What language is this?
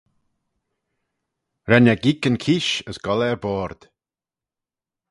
Manx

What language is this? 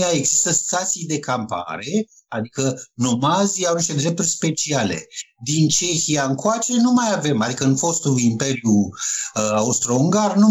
Romanian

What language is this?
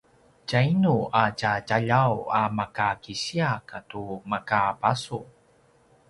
Paiwan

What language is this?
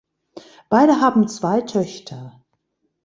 German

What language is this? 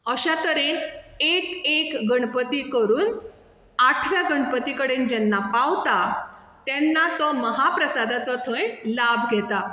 Konkani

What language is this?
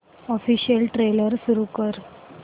Marathi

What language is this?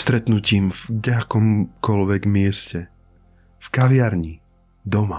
Slovak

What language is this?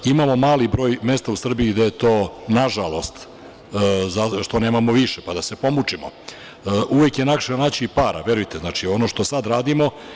Serbian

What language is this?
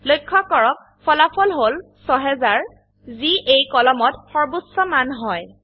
Assamese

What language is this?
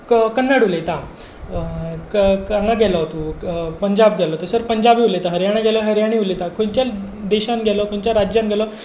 Konkani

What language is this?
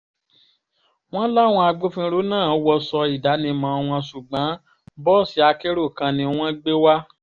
Yoruba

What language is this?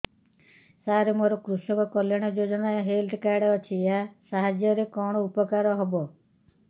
Odia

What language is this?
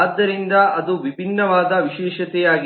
Kannada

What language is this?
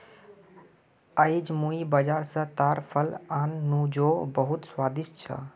Magahi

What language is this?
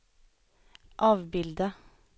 Swedish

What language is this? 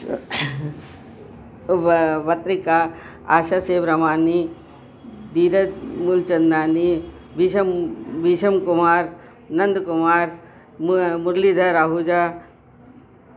Sindhi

